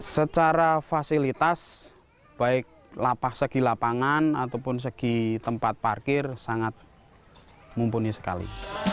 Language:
Indonesian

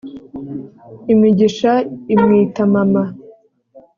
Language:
Kinyarwanda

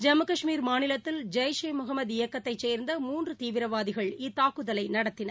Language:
Tamil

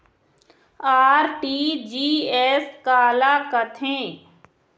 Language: Chhattisgarhi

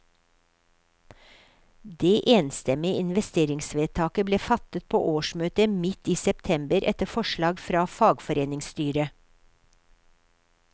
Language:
Norwegian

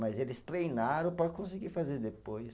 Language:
Portuguese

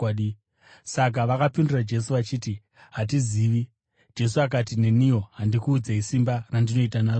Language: Shona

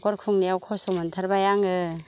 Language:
Bodo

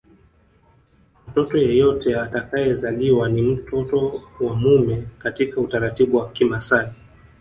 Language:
Swahili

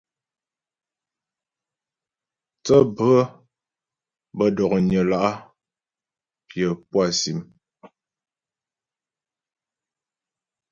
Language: Ghomala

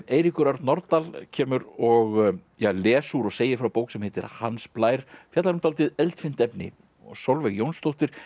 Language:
Icelandic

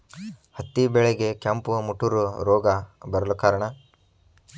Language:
Kannada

